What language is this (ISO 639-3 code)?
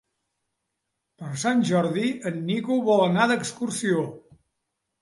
cat